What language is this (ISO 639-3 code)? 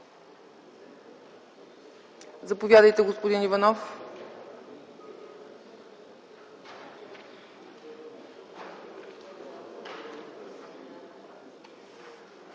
bul